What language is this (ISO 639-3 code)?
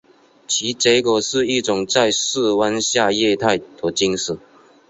zho